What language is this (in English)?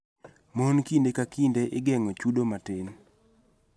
Luo (Kenya and Tanzania)